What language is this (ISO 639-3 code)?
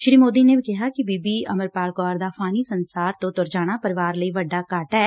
pan